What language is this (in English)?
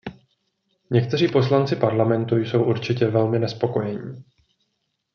Czech